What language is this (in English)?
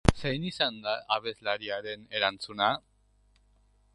Basque